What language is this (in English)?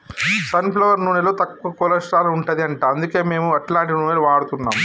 Telugu